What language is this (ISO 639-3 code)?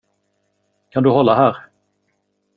swe